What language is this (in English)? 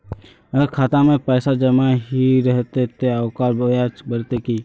Magahi